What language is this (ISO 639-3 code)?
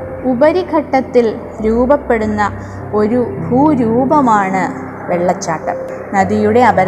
mal